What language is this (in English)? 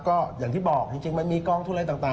Thai